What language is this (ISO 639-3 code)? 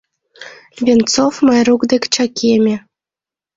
chm